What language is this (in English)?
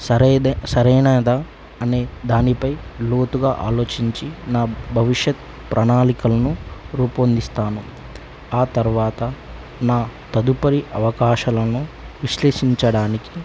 Telugu